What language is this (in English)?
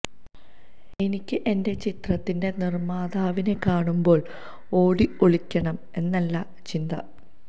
Malayalam